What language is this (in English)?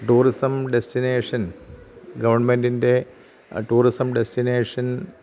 Malayalam